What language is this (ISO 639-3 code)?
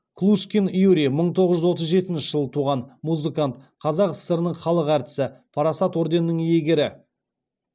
kaz